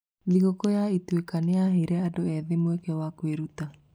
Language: Kikuyu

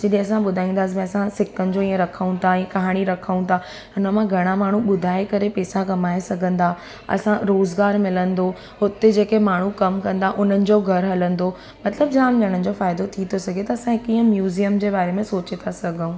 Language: Sindhi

